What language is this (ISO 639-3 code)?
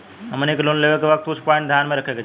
bho